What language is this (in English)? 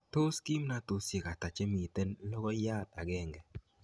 Kalenjin